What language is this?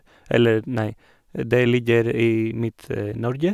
Norwegian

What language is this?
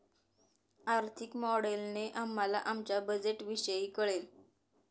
Marathi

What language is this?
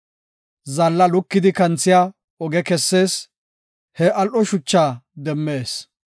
Gofa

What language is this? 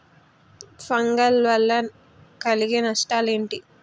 Telugu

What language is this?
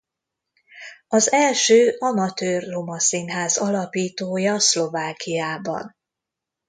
Hungarian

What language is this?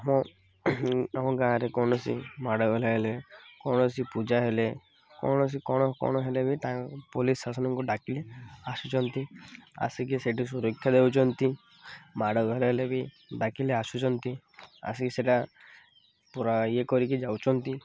Odia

